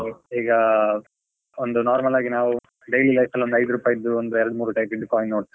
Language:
Kannada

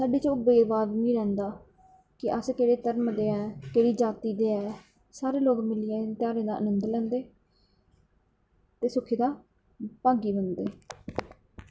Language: Dogri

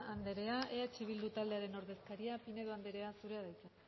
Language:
Basque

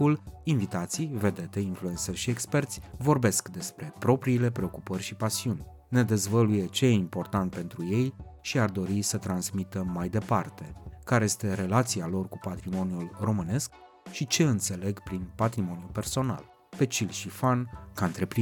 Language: Romanian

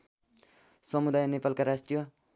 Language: Nepali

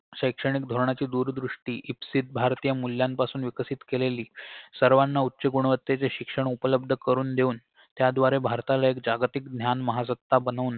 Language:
Marathi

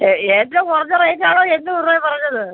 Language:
Malayalam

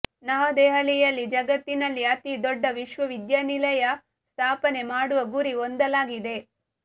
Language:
Kannada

